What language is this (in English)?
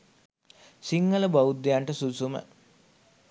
Sinhala